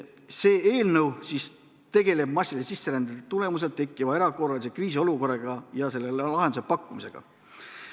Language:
Estonian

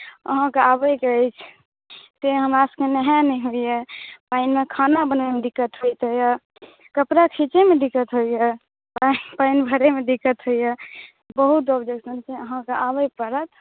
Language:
Maithili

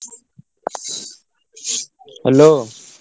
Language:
Odia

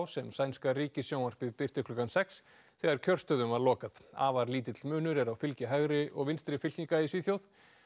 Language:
Icelandic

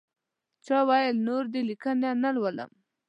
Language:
Pashto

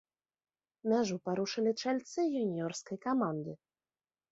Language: Belarusian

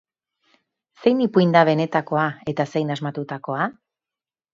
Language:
Basque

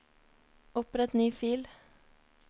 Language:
Norwegian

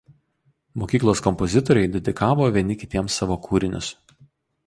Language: Lithuanian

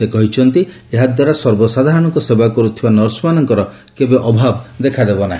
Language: Odia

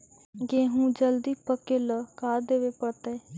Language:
Magahi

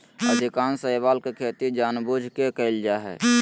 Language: Magahi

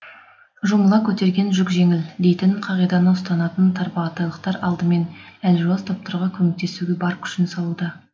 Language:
Kazakh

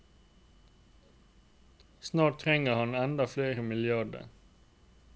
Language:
Norwegian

